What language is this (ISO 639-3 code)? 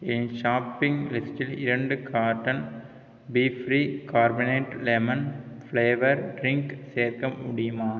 tam